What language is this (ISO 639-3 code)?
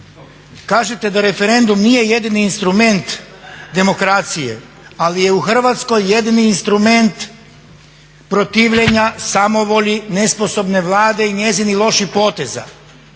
hrv